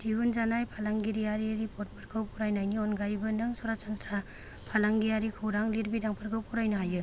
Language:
Bodo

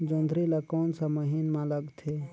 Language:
Chhattisgarhi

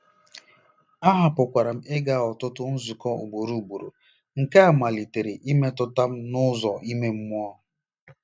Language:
Igbo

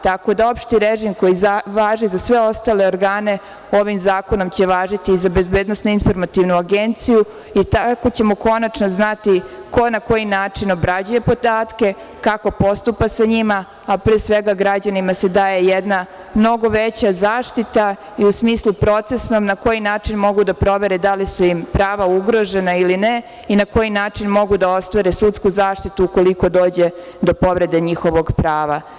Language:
Serbian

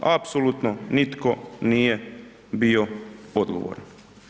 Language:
Croatian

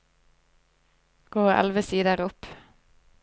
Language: Norwegian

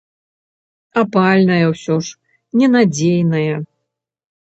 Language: Belarusian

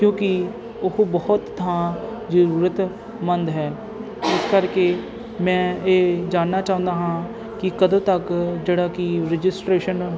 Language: Punjabi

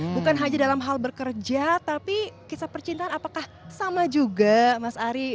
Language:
Indonesian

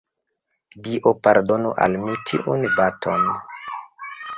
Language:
Esperanto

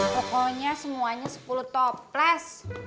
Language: Indonesian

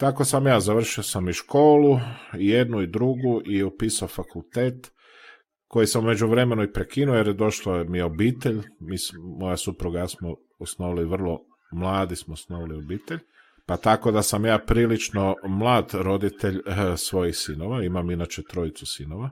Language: Croatian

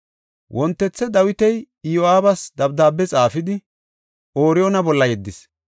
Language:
Gofa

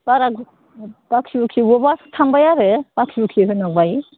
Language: Bodo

